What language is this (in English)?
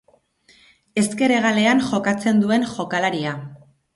Basque